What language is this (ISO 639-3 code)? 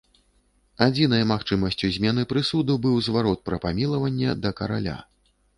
bel